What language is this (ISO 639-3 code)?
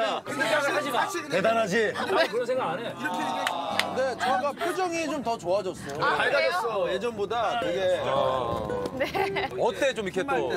kor